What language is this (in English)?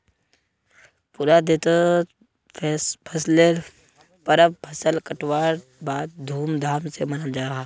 Magahi